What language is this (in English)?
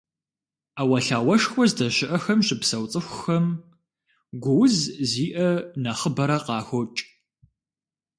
Kabardian